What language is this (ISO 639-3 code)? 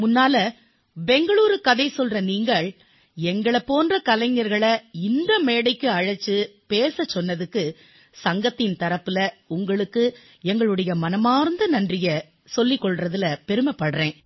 tam